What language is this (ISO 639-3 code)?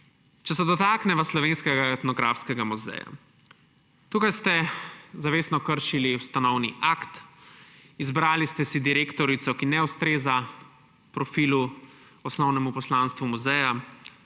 slv